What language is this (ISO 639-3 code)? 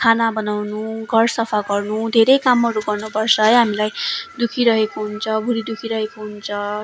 nep